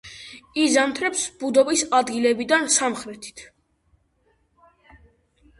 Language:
Georgian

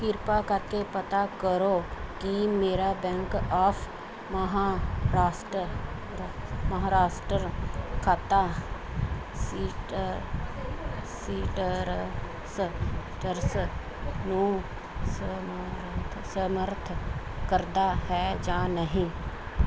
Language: Punjabi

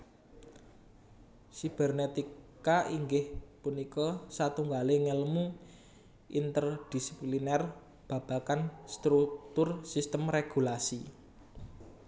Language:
Javanese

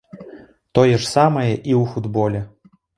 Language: Belarusian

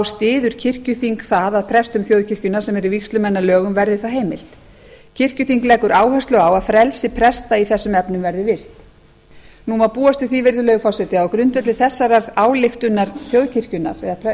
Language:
Icelandic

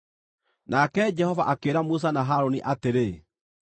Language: Kikuyu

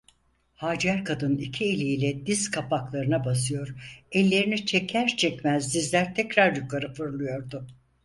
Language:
Turkish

